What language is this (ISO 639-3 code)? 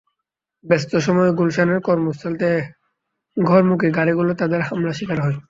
ben